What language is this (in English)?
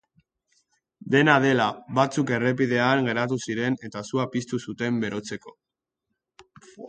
Basque